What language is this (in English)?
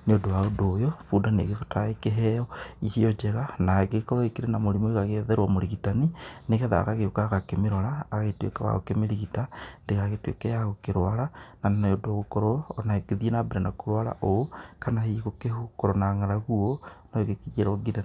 Kikuyu